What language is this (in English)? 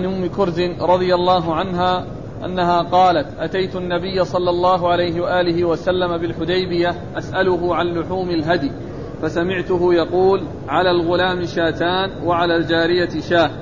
Arabic